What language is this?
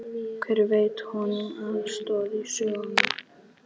Icelandic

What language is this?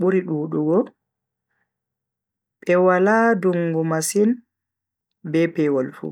Bagirmi Fulfulde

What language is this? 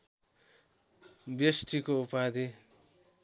Nepali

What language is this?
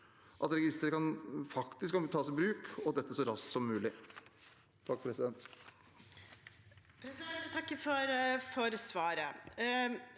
Norwegian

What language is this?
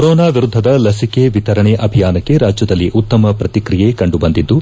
Kannada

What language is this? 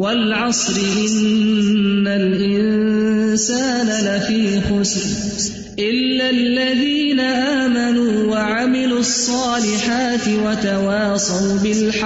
Urdu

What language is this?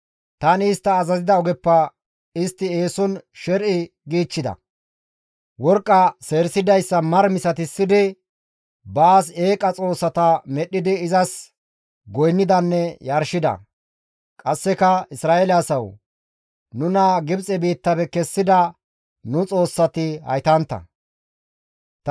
Gamo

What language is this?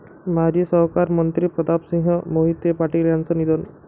Marathi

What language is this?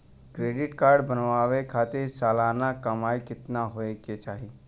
Bhojpuri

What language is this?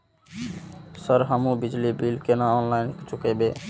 Maithili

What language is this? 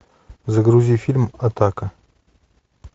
Russian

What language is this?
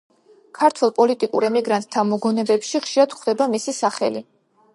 Georgian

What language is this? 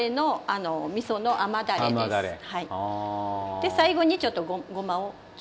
Japanese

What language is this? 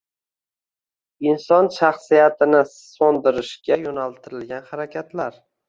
Uzbek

